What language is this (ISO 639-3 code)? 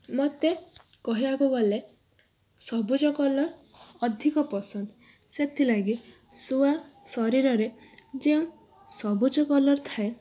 ori